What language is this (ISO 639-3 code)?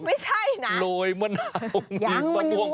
tha